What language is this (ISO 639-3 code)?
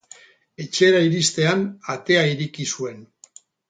eus